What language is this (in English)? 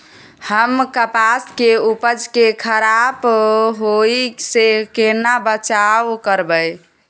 Maithili